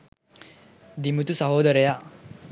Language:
Sinhala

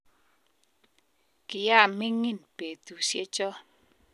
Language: Kalenjin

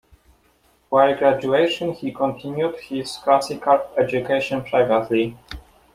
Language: English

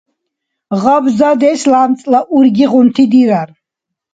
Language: Dargwa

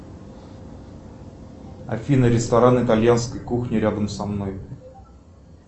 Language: Russian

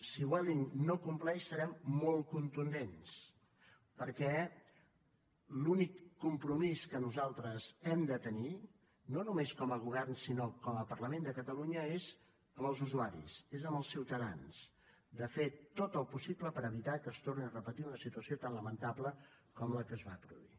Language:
Catalan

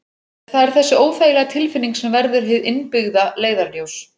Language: Icelandic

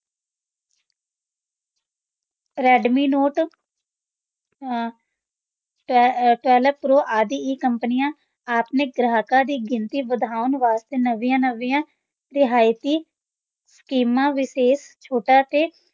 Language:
Punjabi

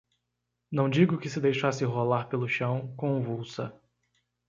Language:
Portuguese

